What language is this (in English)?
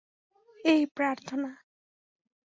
Bangla